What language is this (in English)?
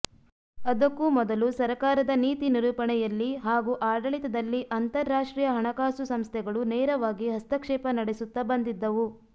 Kannada